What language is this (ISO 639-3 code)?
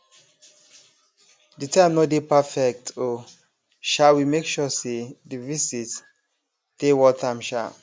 pcm